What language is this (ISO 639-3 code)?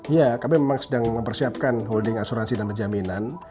ind